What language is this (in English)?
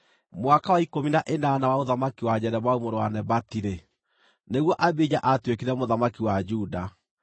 Kikuyu